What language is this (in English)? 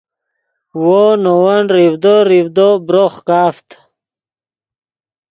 Yidgha